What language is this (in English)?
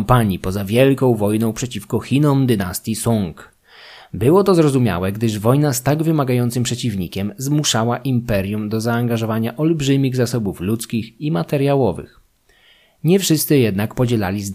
Polish